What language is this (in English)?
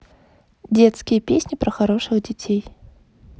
Russian